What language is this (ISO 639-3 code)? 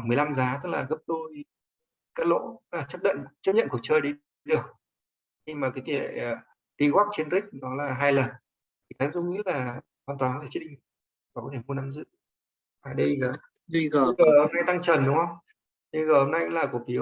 vie